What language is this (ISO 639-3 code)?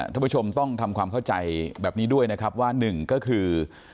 tha